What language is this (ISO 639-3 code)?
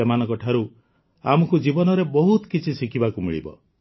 ori